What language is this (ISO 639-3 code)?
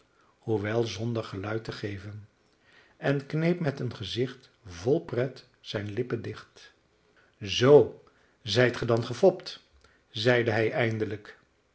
nld